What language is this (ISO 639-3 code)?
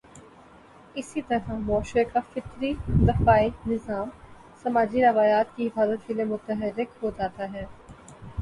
urd